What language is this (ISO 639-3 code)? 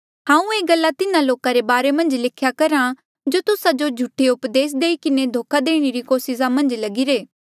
mjl